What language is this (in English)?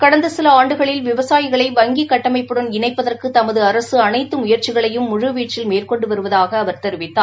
Tamil